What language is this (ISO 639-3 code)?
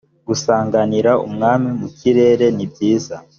kin